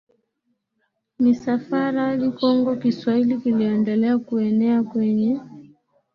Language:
Swahili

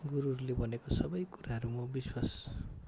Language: Nepali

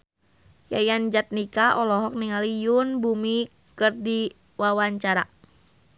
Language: Sundanese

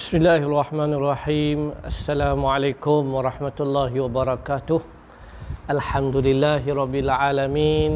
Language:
Malay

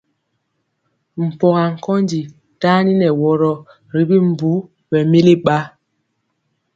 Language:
Mpiemo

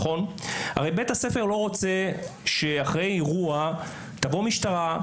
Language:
Hebrew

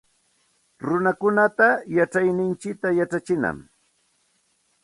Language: Santa Ana de Tusi Pasco Quechua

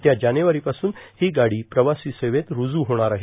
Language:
Marathi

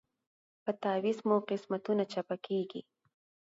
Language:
Pashto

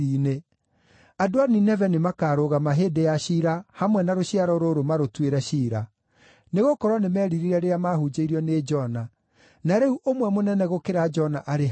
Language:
Kikuyu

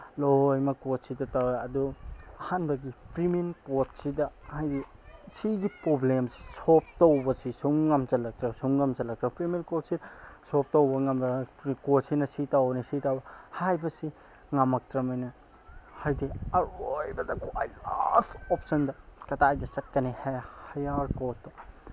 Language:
Manipuri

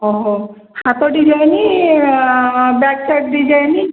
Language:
Odia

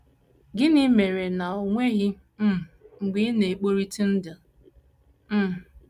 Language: Igbo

